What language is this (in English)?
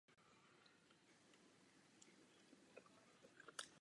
Czech